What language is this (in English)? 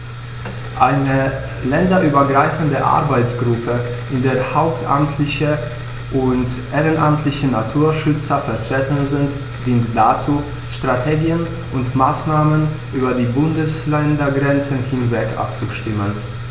German